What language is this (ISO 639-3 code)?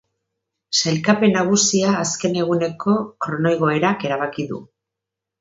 eus